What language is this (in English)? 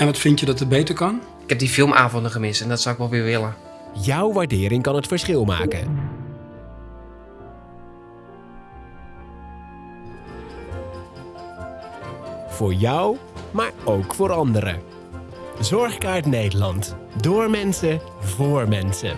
Dutch